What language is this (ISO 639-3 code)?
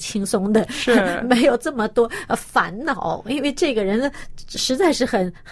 zho